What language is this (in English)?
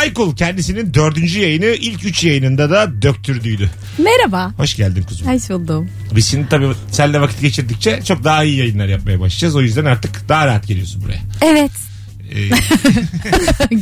Turkish